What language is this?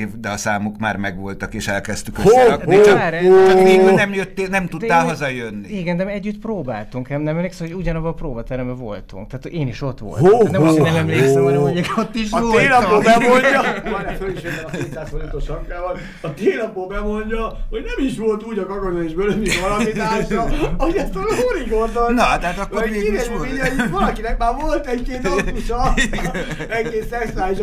Hungarian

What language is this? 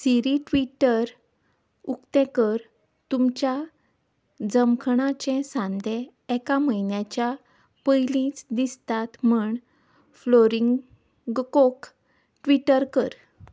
Konkani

